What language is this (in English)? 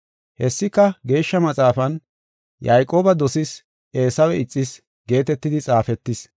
Gofa